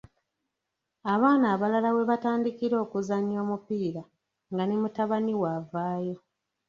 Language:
Ganda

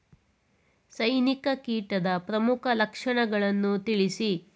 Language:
Kannada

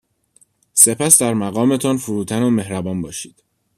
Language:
Persian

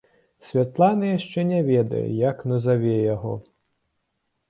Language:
Belarusian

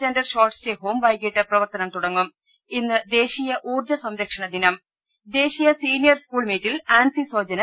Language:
Malayalam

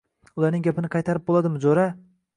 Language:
Uzbek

